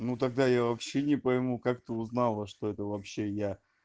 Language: Russian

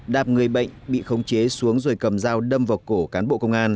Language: Vietnamese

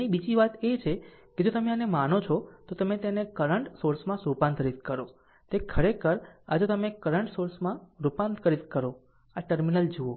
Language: Gujarati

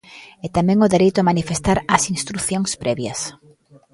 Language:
Galician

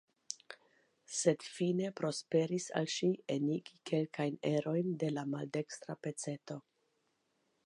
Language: Esperanto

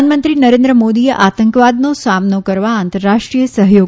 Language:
Gujarati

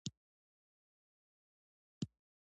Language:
Pashto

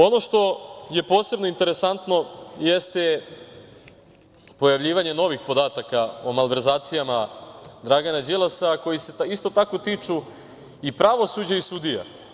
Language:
Serbian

